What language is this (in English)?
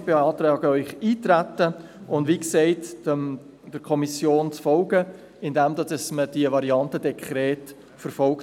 Swiss German